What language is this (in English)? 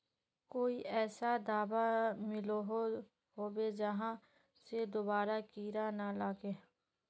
Magahi